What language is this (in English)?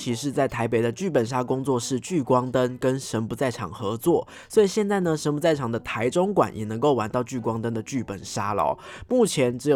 Chinese